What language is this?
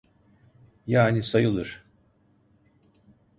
Turkish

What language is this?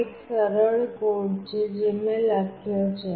Gujarati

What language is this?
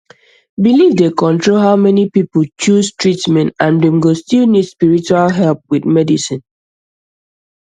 Nigerian Pidgin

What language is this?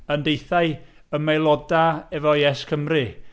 Welsh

